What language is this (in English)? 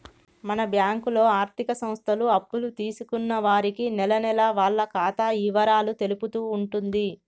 Telugu